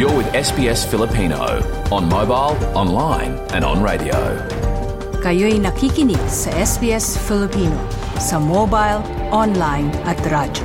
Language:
Filipino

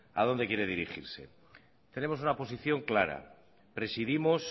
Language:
Spanish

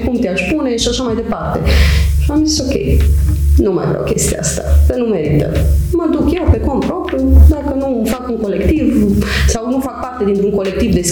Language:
Romanian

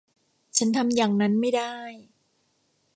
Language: Thai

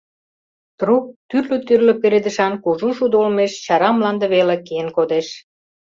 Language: Mari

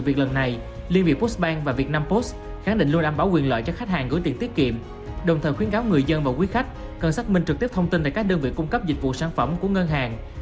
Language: Vietnamese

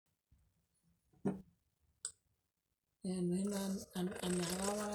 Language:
Masai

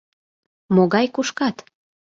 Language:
Mari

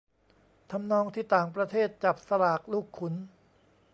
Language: Thai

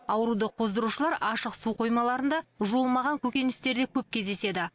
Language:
Kazakh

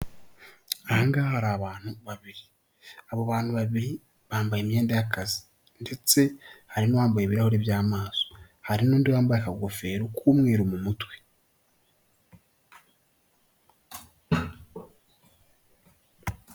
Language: Kinyarwanda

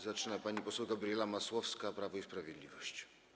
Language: Polish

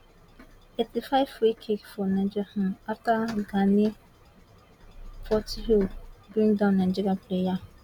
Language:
Nigerian Pidgin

